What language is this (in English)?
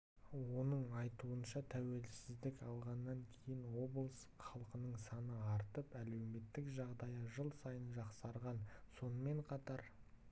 Kazakh